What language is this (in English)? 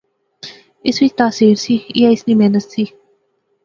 Pahari-Potwari